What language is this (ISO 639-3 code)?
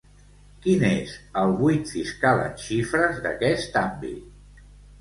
cat